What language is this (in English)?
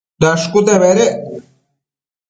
Matsés